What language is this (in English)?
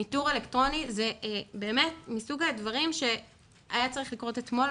Hebrew